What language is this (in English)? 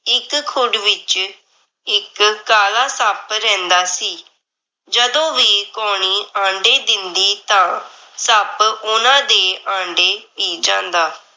Punjabi